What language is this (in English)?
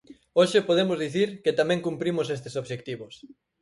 Galician